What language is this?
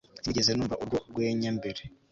Kinyarwanda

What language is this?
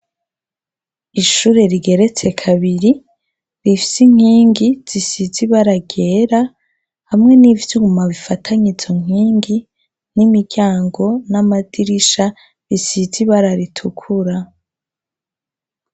Rundi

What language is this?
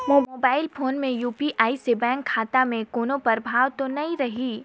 Chhattisgarhi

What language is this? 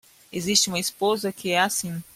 Portuguese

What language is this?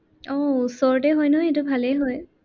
Assamese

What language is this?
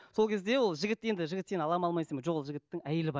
Kazakh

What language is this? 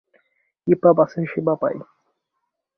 Bangla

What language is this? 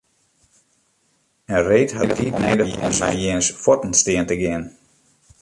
Western Frisian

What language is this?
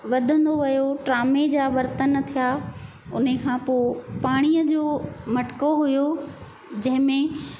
Sindhi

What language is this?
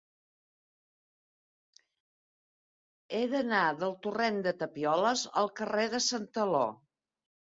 Catalan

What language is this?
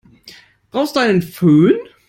German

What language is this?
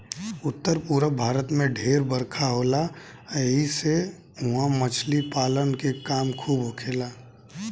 Bhojpuri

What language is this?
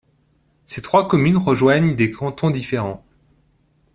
French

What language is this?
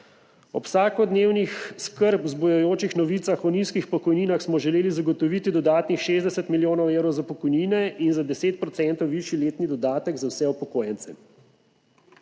Slovenian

